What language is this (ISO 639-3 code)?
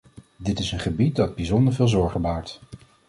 nld